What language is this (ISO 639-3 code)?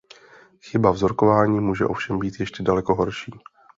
ces